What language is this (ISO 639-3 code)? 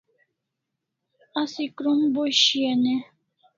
kls